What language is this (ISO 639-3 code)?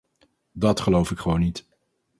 nld